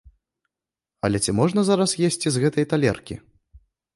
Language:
Belarusian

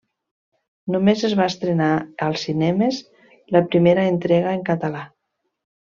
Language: Catalan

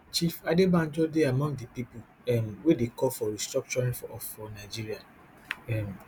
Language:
Nigerian Pidgin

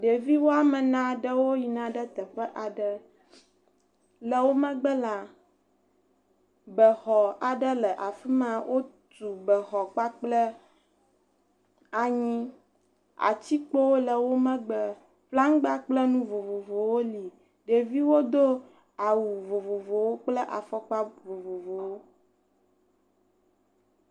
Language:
Ewe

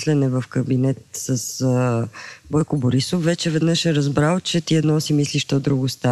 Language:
Bulgarian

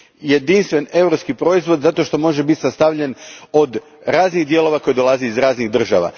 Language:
Croatian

